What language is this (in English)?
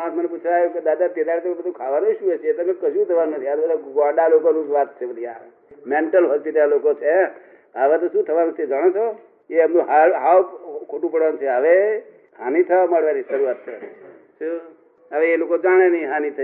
Gujarati